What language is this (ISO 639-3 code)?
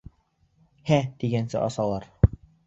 bak